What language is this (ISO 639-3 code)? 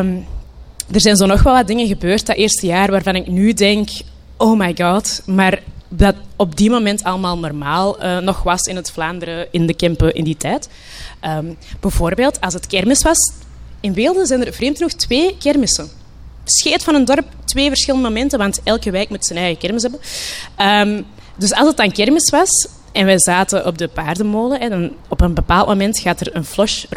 nld